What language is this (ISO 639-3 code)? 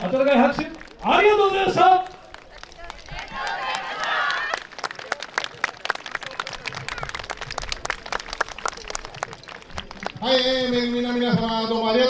jpn